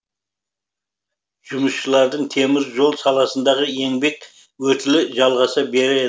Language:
Kazakh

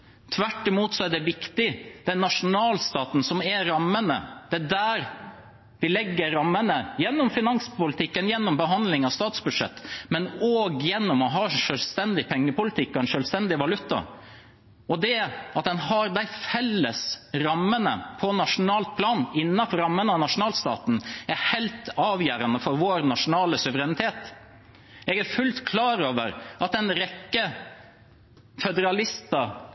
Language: Norwegian Bokmål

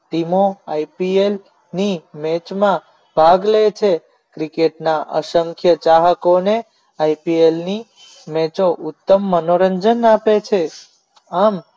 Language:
Gujarati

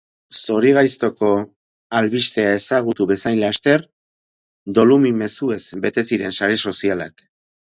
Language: Basque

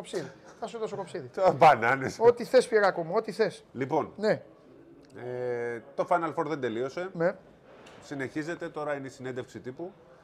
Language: Greek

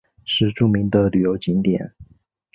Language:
Chinese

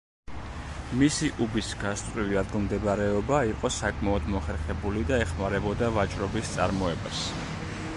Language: Georgian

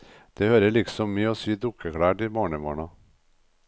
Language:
Norwegian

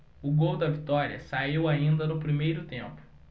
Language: Portuguese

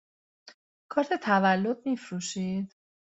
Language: Persian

